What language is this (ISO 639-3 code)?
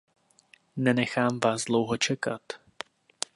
ces